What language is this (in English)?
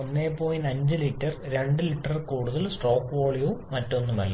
Malayalam